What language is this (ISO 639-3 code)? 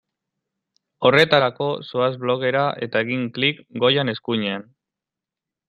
eus